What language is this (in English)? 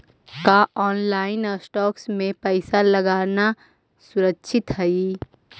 Magahi